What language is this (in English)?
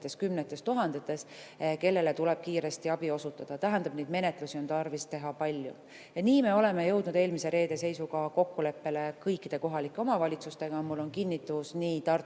Estonian